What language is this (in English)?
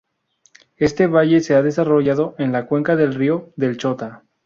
Spanish